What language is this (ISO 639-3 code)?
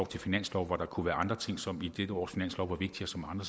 dan